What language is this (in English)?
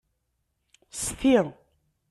Kabyle